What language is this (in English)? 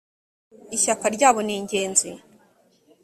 Kinyarwanda